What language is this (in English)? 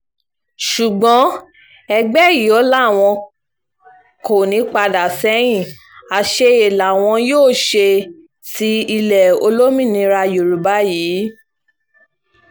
Yoruba